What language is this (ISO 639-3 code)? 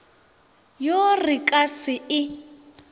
nso